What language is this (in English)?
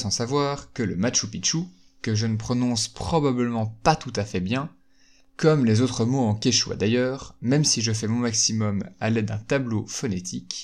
French